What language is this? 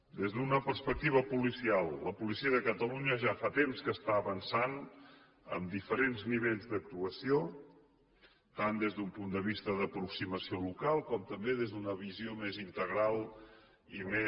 Catalan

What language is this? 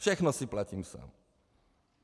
Czech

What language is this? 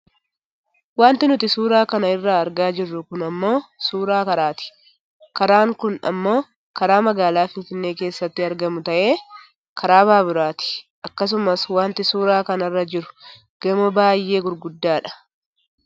Oromo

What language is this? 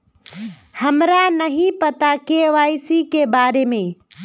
Magahi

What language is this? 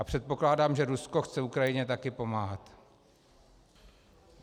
Czech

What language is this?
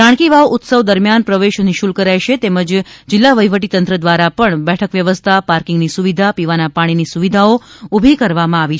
Gujarati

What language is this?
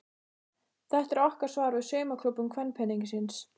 Icelandic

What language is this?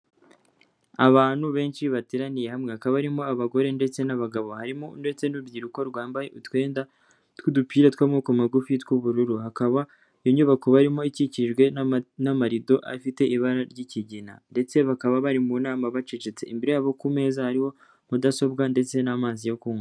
Kinyarwanda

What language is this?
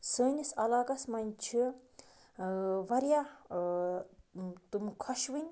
Kashmiri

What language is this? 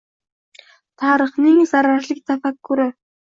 Uzbek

